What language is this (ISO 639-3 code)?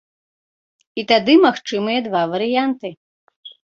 bel